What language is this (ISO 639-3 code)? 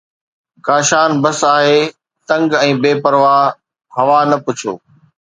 snd